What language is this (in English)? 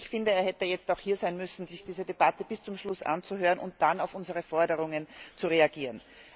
German